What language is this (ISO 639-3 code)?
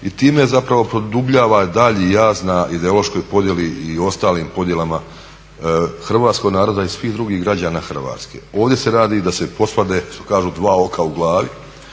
hrv